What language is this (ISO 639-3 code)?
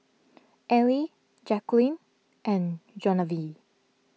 eng